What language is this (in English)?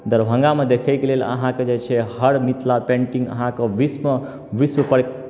Maithili